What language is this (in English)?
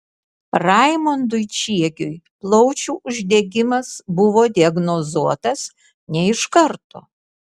Lithuanian